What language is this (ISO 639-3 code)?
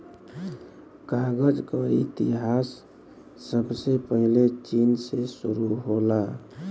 bho